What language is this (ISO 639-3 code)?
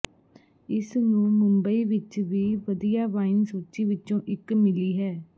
pan